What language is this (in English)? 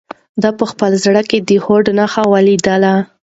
Pashto